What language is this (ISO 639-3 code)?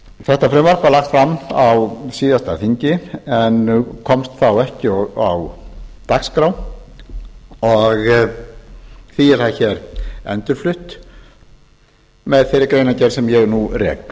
isl